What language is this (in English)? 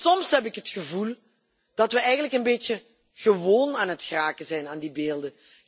Dutch